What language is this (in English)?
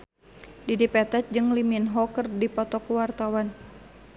Sundanese